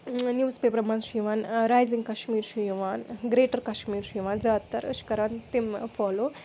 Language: Kashmiri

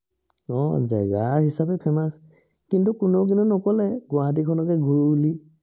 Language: Assamese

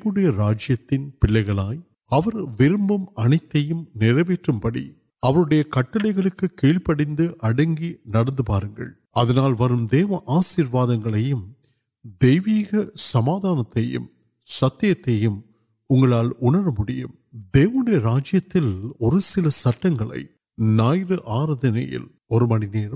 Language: Urdu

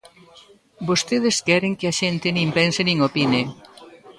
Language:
Galician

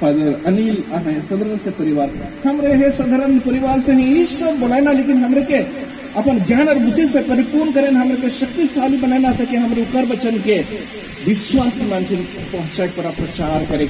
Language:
Indonesian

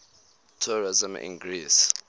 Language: English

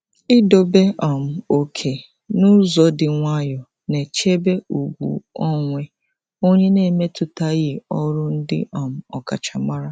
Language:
Igbo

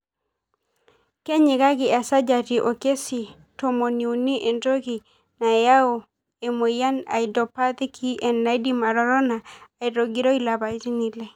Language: Masai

